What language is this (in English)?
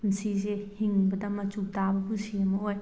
Manipuri